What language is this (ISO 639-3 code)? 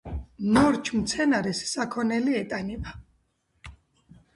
kat